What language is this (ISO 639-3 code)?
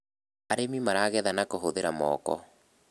kik